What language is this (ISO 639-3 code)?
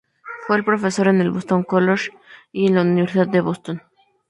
spa